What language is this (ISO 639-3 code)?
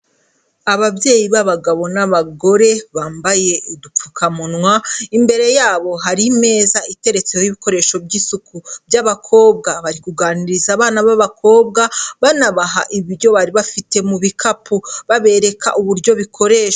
kin